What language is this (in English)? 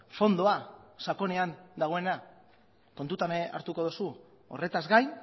Basque